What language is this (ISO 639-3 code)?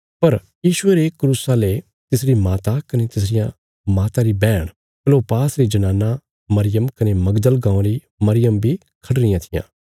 kfs